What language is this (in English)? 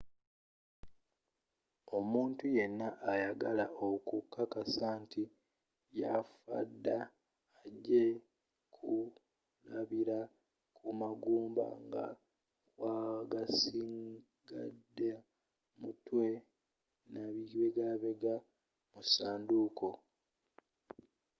Ganda